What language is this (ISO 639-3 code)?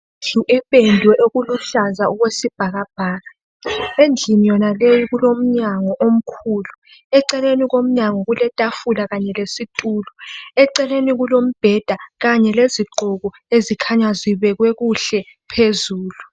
nde